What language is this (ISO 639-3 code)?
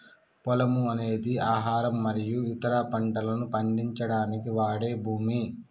tel